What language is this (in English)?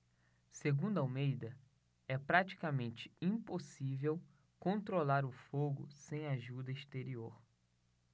Portuguese